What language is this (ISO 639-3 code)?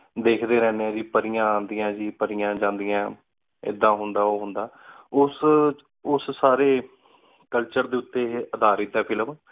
pan